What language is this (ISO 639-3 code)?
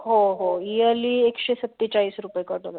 mar